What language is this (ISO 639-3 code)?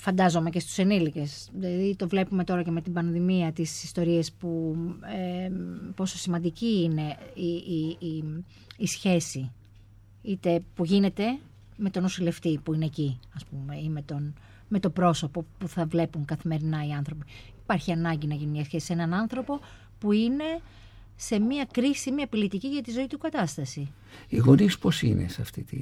ell